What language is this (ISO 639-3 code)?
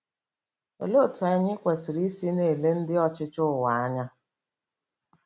ibo